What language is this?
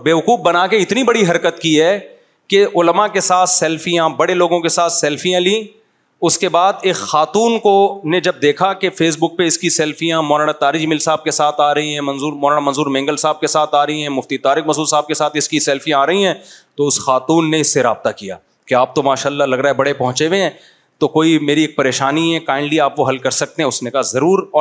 Urdu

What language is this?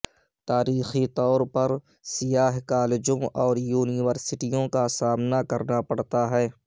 Urdu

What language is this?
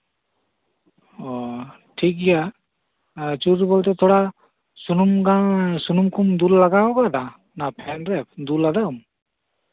Santali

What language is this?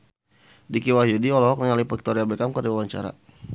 Sundanese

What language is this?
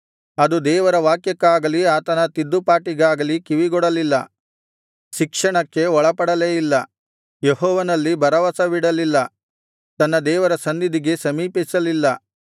Kannada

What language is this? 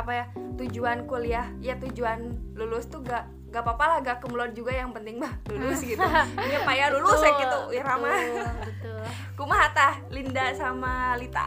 Indonesian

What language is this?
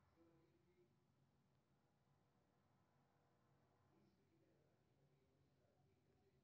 Maithili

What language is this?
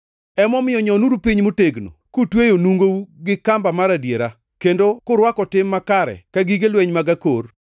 Luo (Kenya and Tanzania)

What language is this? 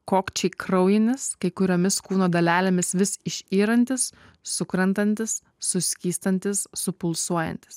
Lithuanian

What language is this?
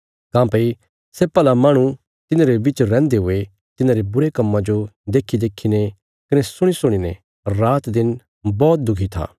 Bilaspuri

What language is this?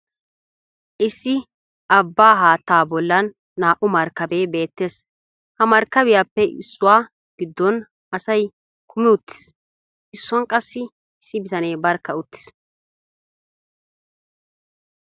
Wolaytta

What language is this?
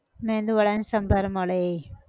Gujarati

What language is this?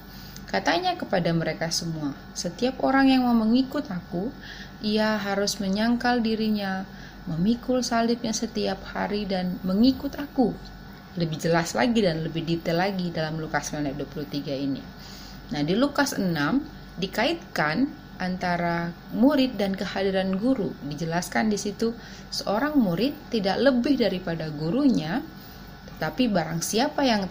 Indonesian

